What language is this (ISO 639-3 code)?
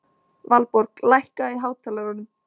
isl